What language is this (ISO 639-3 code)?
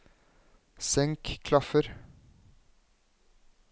nor